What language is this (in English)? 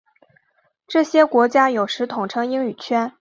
Chinese